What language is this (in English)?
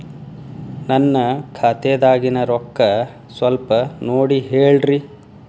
Kannada